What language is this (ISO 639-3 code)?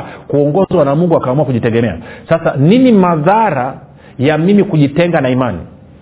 swa